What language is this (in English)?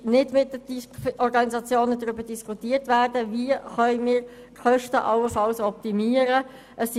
Swiss German